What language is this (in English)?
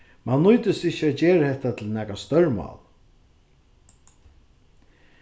Faroese